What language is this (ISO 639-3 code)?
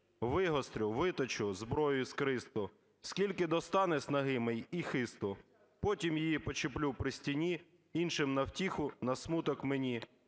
ukr